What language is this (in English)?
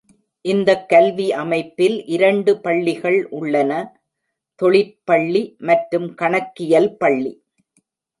Tamil